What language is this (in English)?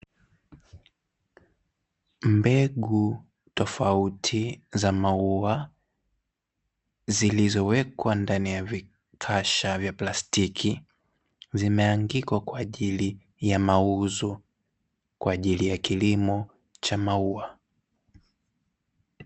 Swahili